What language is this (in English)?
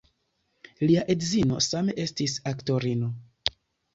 Esperanto